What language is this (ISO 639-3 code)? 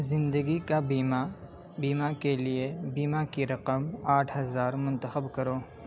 urd